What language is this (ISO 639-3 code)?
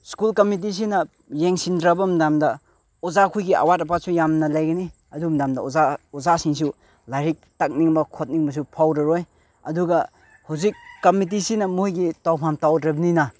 mni